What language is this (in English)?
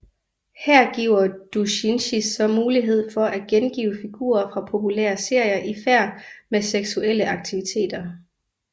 Danish